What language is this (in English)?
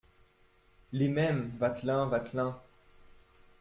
French